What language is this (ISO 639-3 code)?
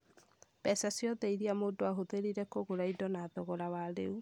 kik